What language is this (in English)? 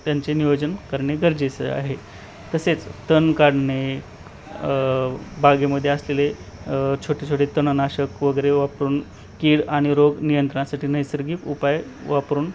Marathi